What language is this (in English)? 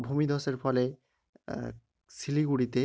Bangla